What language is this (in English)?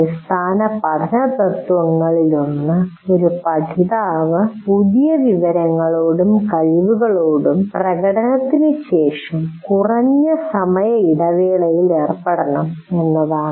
Malayalam